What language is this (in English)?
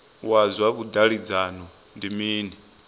Venda